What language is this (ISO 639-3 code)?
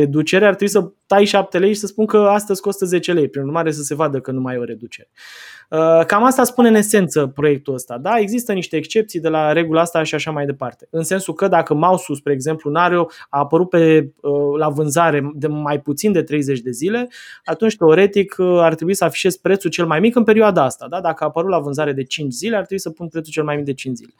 ron